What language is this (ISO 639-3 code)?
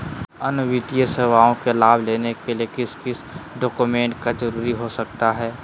mag